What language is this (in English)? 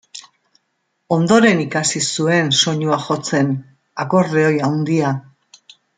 Basque